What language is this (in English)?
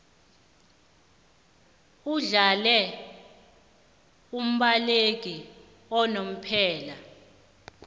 South Ndebele